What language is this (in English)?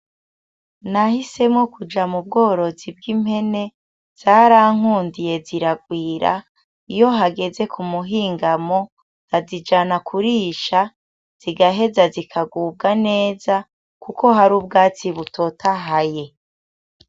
Rundi